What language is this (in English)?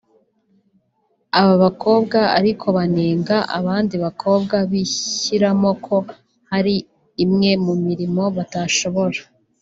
Kinyarwanda